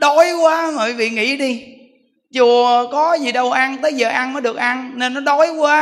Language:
Vietnamese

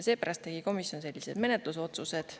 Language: Estonian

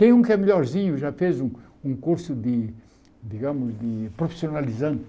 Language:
Portuguese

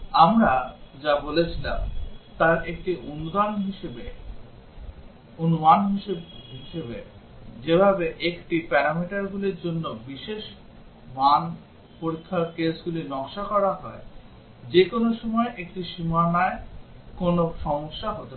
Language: Bangla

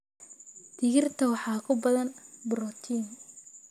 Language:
Somali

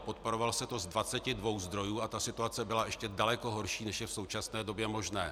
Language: Czech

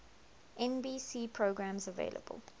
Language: English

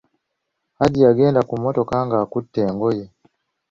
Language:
Ganda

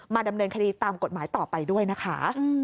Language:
Thai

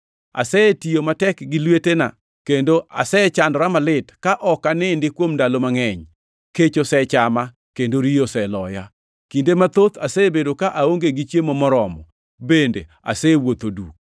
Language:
Luo (Kenya and Tanzania)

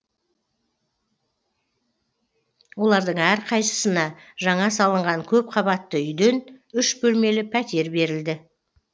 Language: Kazakh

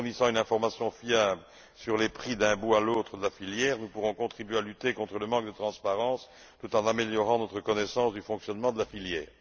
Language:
French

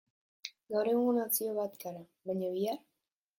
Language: Basque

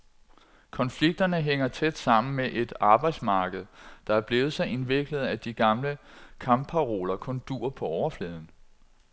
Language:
Danish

